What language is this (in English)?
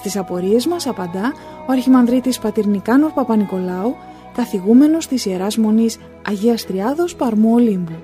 Greek